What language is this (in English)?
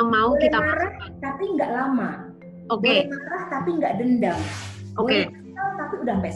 Indonesian